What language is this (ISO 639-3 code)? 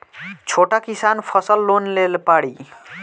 bho